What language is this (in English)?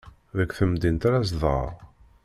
Kabyle